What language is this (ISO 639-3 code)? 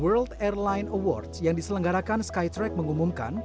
ind